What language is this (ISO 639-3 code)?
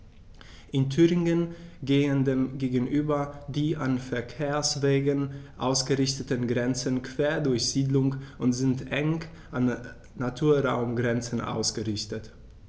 deu